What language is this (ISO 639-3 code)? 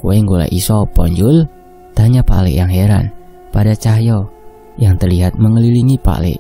ind